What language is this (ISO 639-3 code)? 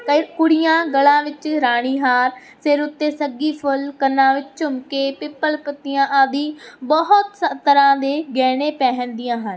pan